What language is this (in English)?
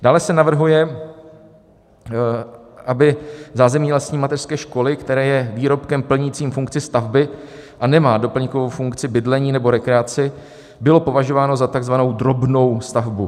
Czech